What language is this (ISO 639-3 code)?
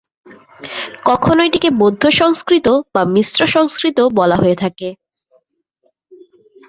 ben